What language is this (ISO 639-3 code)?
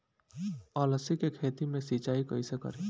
bho